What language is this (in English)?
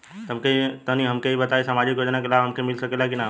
Bhojpuri